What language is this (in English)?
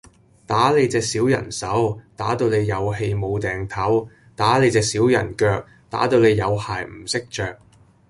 Cantonese